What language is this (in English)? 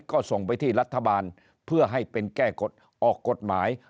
Thai